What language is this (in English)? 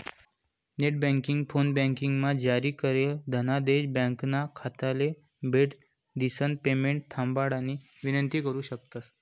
Marathi